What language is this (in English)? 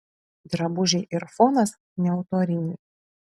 Lithuanian